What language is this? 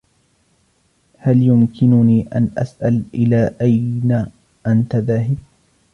Arabic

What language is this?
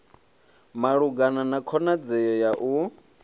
Venda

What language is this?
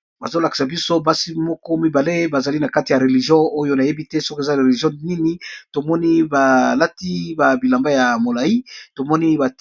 Lingala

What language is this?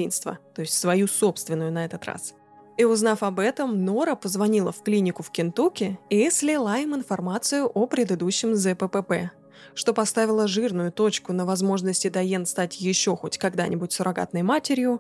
Russian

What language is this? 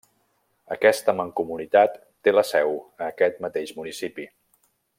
Catalan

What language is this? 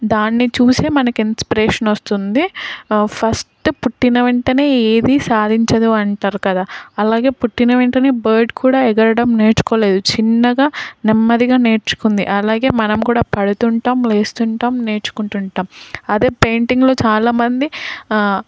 Telugu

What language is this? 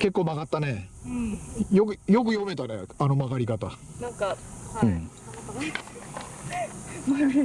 Japanese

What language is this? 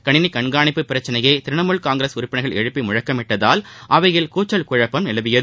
Tamil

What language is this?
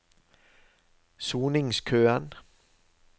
Norwegian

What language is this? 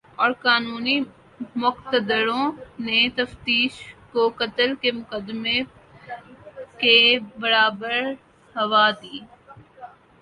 Urdu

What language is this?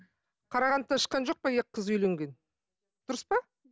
Kazakh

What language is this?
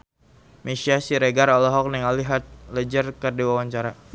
Sundanese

